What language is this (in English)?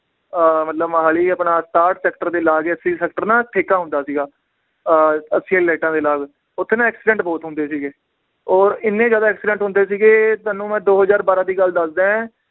Punjabi